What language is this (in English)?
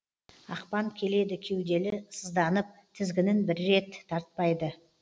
Kazakh